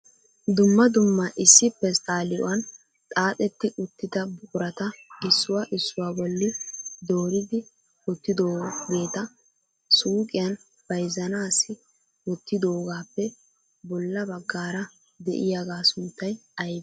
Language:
Wolaytta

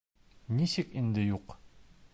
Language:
Bashkir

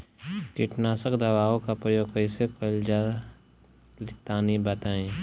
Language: Bhojpuri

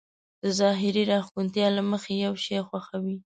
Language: Pashto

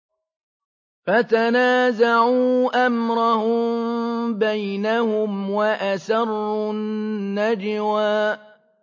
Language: Arabic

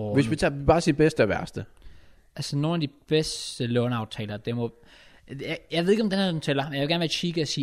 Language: Danish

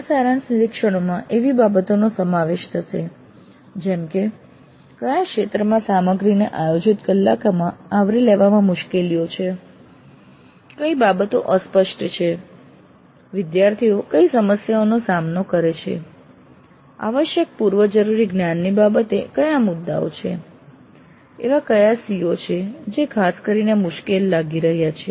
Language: Gujarati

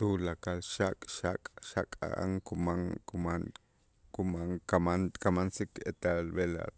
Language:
Itzá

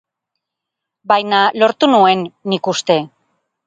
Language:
Basque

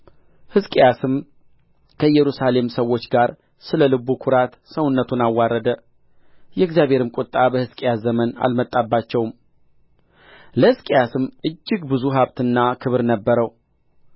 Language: Amharic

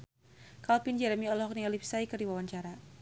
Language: Sundanese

